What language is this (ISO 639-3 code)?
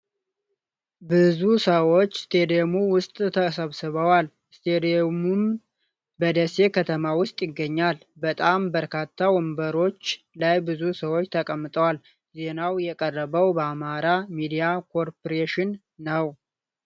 amh